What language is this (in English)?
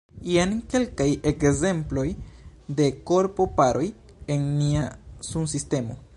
Esperanto